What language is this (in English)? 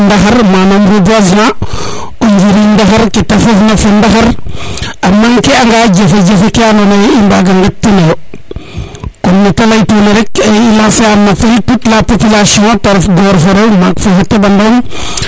Serer